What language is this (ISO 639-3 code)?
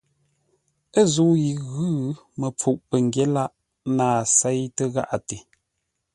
nla